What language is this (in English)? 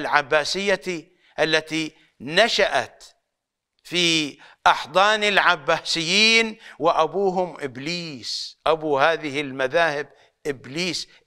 Arabic